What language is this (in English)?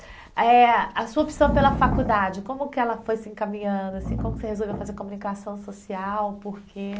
Portuguese